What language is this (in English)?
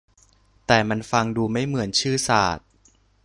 Thai